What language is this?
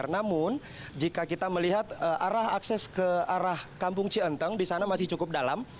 Indonesian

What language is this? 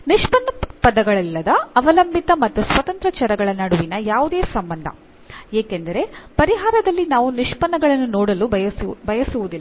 Kannada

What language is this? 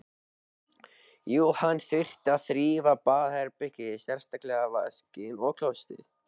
Icelandic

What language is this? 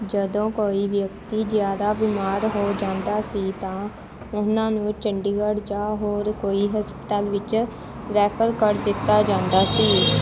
Punjabi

